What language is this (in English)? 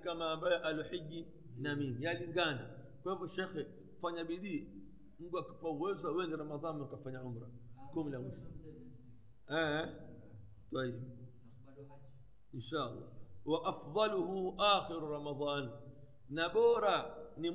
Swahili